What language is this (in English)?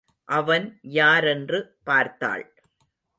Tamil